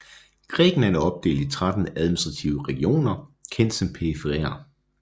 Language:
Danish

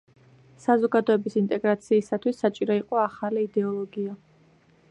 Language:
Georgian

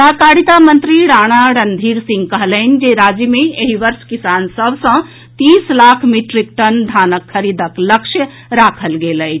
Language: Maithili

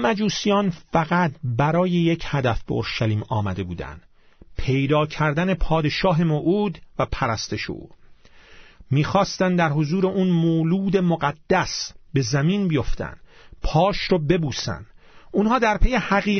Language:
Persian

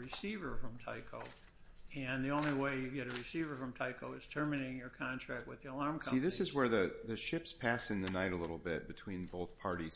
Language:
English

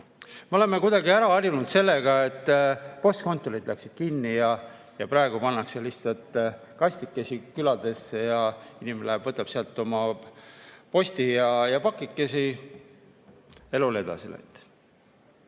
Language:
Estonian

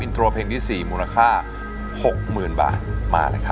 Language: Thai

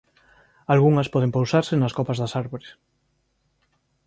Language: Galician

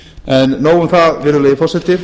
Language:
Icelandic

